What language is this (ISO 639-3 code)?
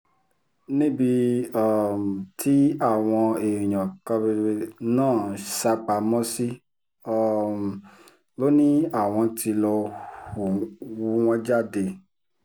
yor